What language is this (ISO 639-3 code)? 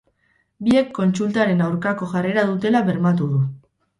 eus